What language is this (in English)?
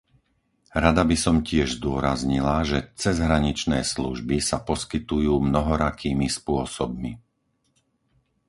Slovak